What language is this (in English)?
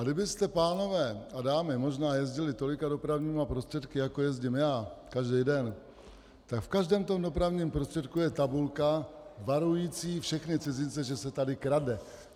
Czech